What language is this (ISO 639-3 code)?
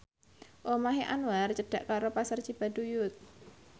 jav